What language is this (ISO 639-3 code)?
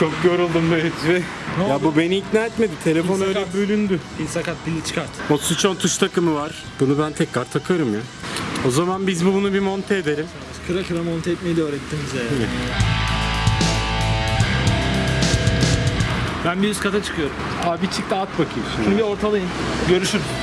tur